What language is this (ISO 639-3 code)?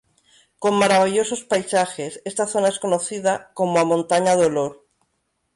spa